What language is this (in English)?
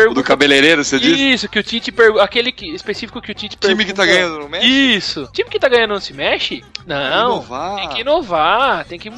Portuguese